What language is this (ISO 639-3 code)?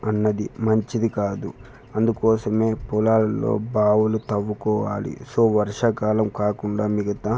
tel